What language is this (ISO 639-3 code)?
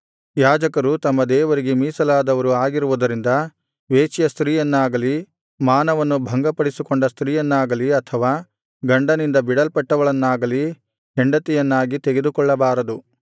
kan